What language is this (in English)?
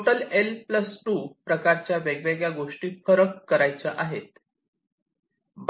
Marathi